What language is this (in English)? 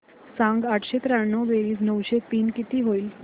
Marathi